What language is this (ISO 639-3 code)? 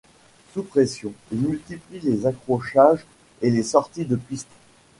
fra